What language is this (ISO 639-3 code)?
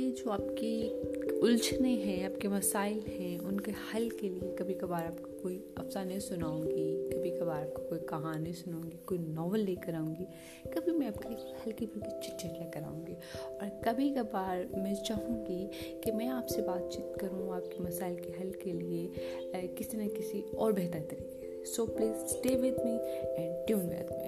urd